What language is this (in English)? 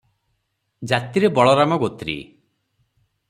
Odia